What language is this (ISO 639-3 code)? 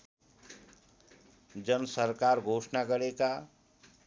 nep